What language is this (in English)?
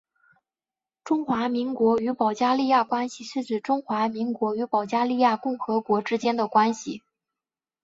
Chinese